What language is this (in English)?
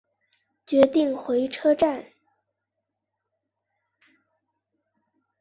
Chinese